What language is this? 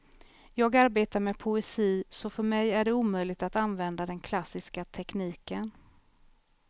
Swedish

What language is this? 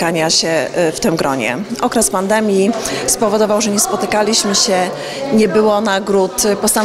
Polish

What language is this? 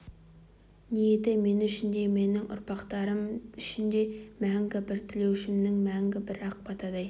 Kazakh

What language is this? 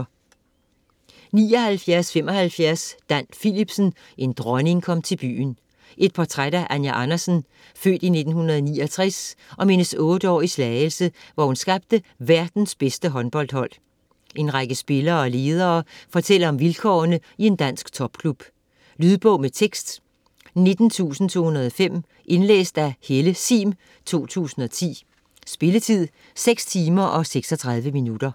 Danish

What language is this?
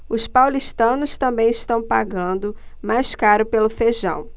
Portuguese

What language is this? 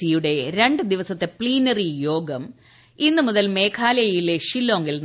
Malayalam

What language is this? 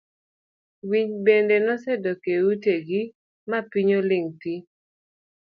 Luo (Kenya and Tanzania)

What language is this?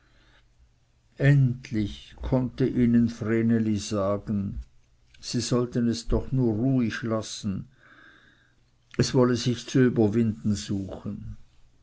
German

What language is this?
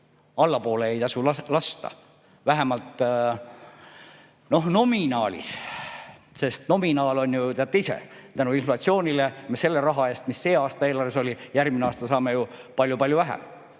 Estonian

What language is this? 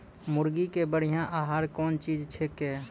Maithili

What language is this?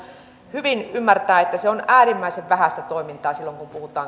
Finnish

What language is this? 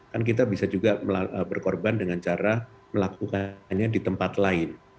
Indonesian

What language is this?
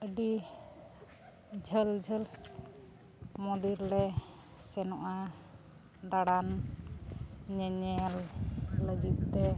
Santali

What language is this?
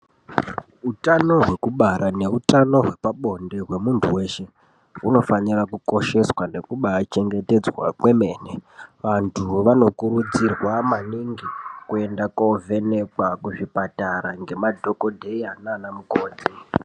Ndau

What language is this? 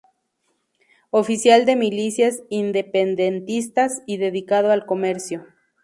Spanish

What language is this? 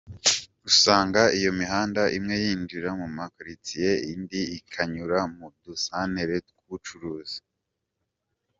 Kinyarwanda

